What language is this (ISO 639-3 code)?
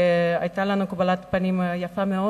heb